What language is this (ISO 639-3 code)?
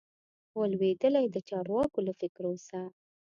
pus